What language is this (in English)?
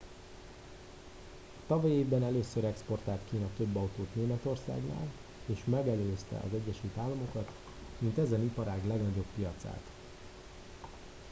Hungarian